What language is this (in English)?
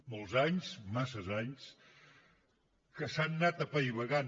Catalan